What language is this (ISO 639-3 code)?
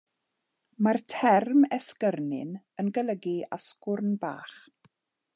cym